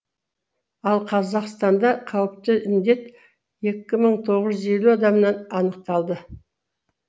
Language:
Kazakh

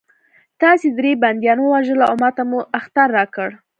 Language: Pashto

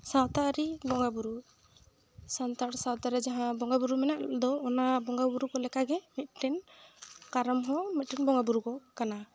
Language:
Santali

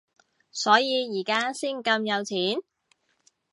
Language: Cantonese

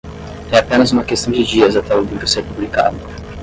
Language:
Portuguese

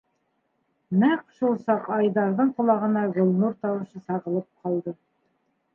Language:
Bashkir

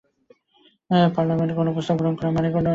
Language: Bangla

